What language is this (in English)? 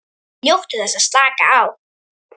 Icelandic